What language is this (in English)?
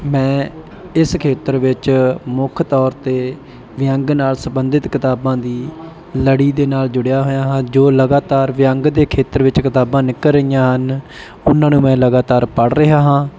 Punjabi